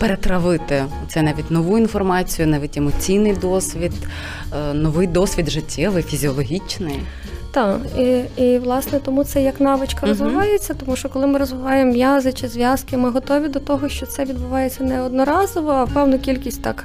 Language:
Ukrainian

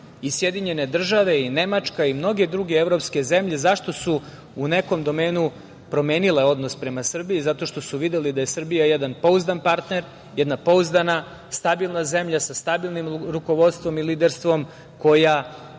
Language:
Serbian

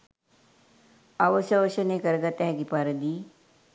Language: Sinhala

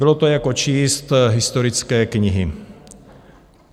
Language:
Czech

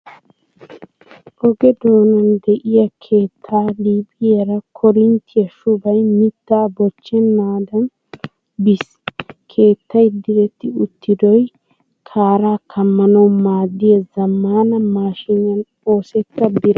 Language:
Wolaytta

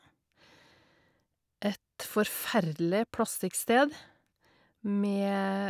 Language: Norwegian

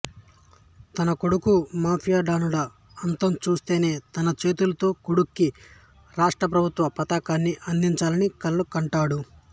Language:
Telugu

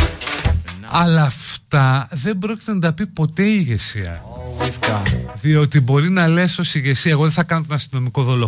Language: Greek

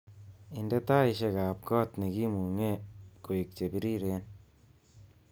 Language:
Kalenjin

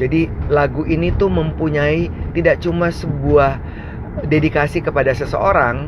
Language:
Indonesian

